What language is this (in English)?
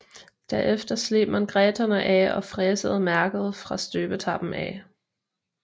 Danish